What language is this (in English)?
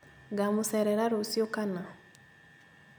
Kikuyu